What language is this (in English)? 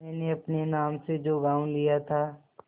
Hindi